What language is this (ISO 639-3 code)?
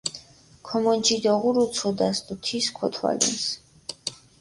xmf